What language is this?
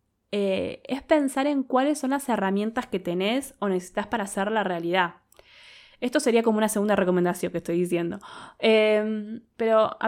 Spanish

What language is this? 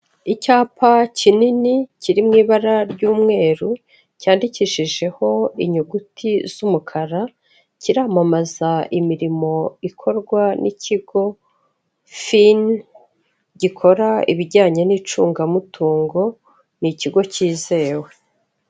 Kinyarwanda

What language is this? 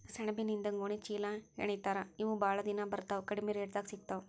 Kannada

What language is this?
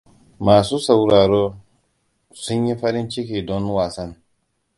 Hausa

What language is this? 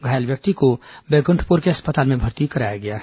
Hindi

